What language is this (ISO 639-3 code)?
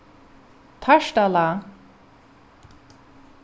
fao